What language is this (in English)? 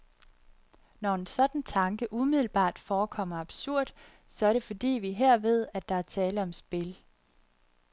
Danish